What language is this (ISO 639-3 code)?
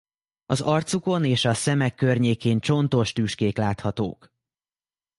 hun